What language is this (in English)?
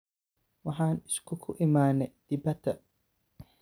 Somali